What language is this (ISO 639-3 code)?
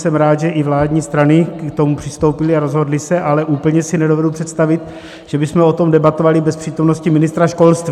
ces